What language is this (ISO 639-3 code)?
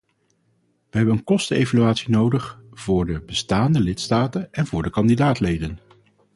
nld